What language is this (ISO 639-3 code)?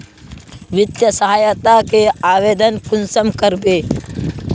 mag